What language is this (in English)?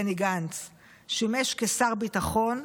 Hebrew